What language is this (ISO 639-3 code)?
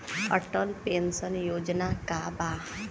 bho